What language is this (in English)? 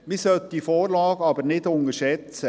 Swiss German